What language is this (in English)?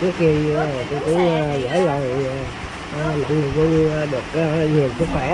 Vietnamese